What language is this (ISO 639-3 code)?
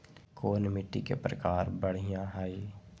mag